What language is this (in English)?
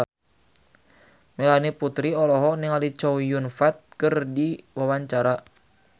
Sundanese